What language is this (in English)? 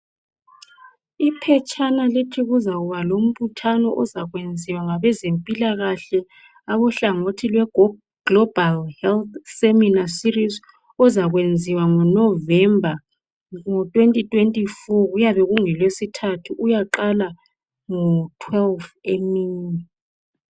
North Ndebele